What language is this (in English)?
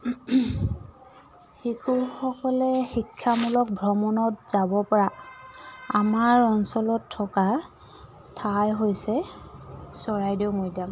Assamese